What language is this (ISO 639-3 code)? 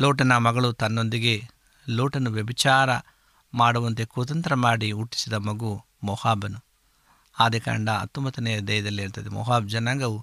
kan